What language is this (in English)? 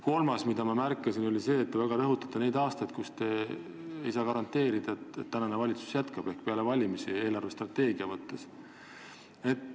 Estonian